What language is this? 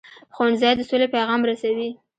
Pashto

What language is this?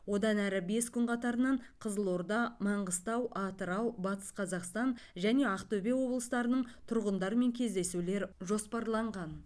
Kazakh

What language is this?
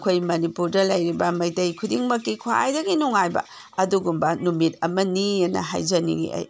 Manipuri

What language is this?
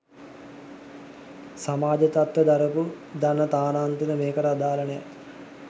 Sinhala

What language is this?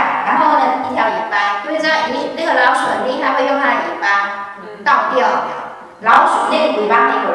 Chinese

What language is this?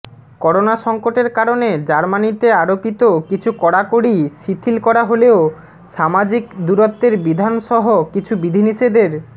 Bangla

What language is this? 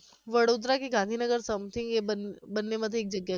Gujarati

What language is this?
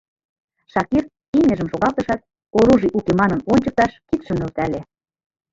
Mari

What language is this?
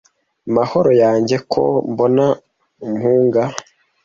Kinyarwanda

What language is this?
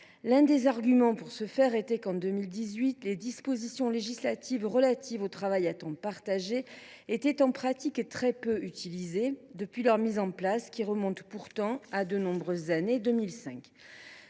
French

